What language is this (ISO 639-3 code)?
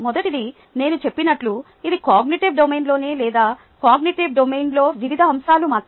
tel